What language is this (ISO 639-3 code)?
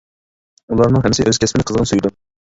uig